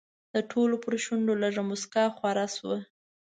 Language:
Pashto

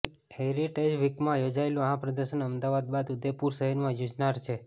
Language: Gujarati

